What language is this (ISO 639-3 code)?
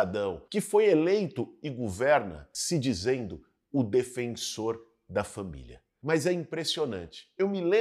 por